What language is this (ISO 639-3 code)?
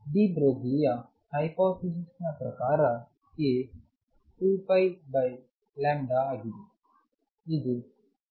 kan